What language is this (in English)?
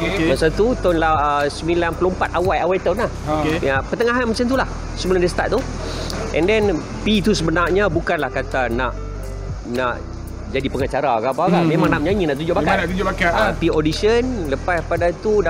Malay